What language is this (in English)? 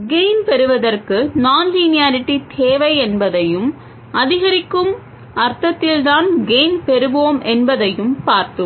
Tamil